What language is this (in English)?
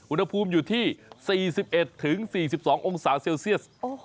Thai